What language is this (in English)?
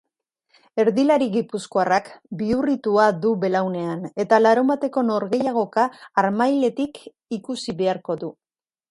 Basque